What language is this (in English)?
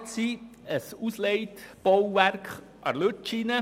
Swiss German